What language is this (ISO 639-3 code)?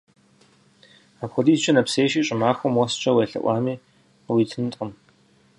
kbd